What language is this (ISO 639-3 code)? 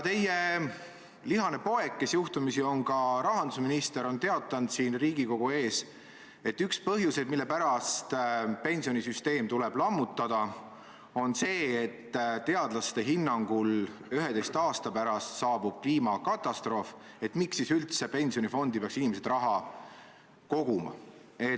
est